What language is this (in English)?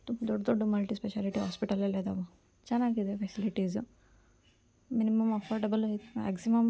Kannada